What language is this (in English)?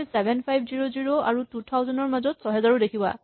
Assamese